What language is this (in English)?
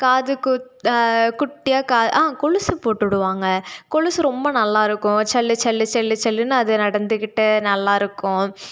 Tamil